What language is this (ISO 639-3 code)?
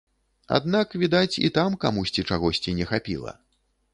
bel